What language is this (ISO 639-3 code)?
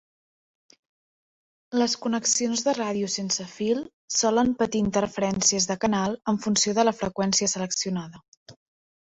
cat